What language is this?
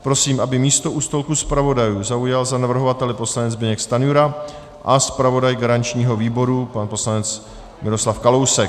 Czech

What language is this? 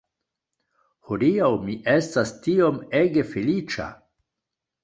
Esperanto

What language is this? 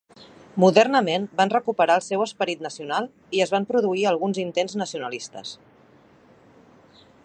Catalan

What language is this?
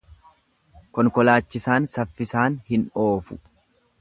Oromo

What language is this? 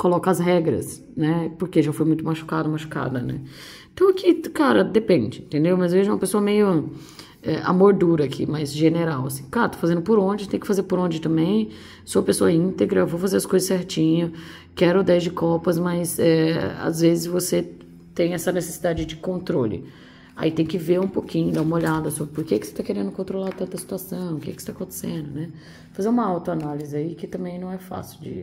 Portuguese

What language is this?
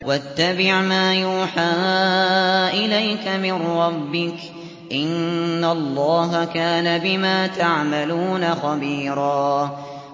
Arabic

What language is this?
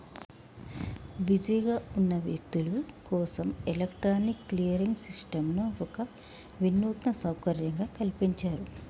Telugu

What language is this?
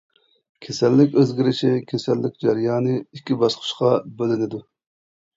Uyghur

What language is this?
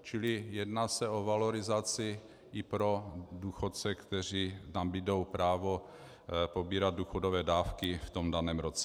Czech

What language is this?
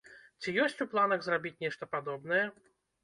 Belarusian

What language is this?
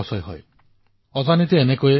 Assamese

